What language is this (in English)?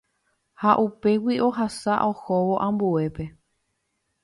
Guarani